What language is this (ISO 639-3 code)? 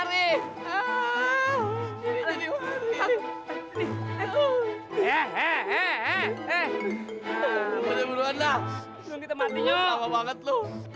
ind